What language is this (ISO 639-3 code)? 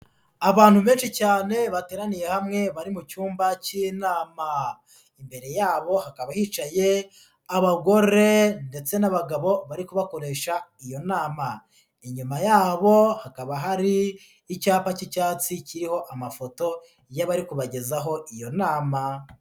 kin